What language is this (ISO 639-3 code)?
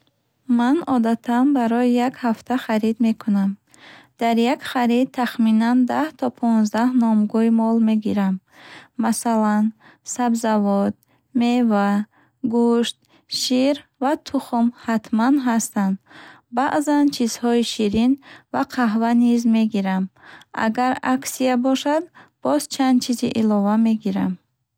bhh